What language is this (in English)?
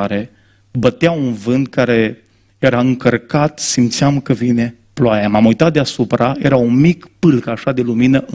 Romanian